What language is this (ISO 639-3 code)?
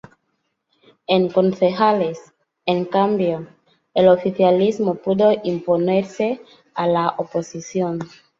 spa